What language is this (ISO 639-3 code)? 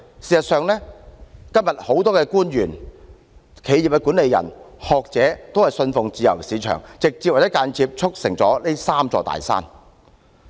yue